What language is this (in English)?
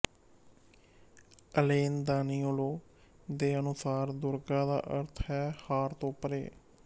Punjabi